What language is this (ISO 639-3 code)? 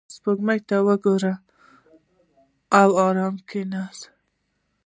pus